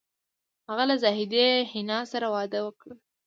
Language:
Pashto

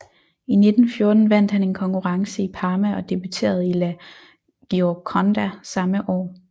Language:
Danish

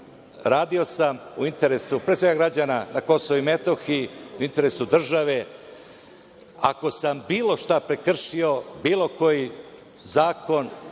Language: Serbian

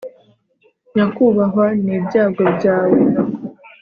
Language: Kinyarwanda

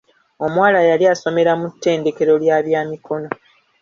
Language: Ganda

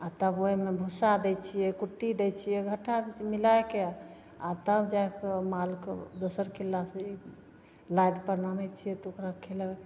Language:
Maithili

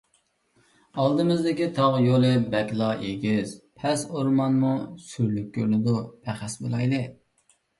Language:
Uyghur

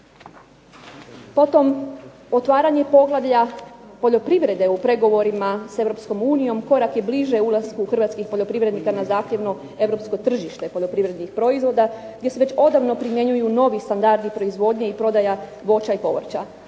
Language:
Croatian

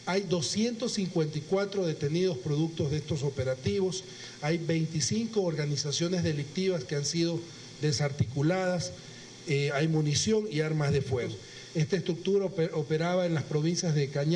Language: Spanish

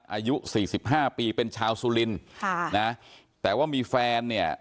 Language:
Thai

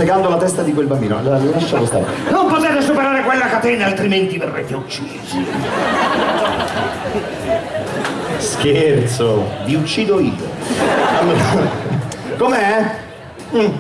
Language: Italian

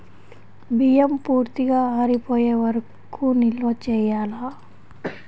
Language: Telugu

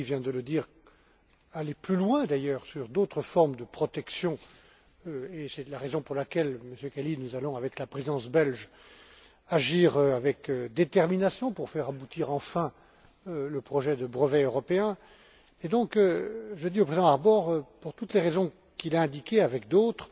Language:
French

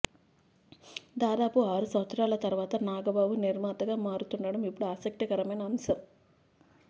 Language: Telugu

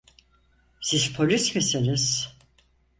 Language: Turkish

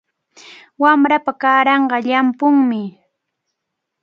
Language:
Cajatambo North Lima Quechua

